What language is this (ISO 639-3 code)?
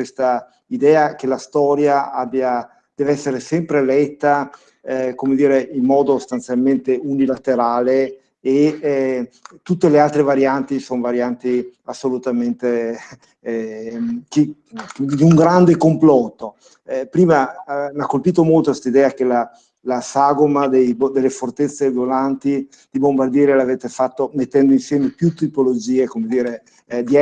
ita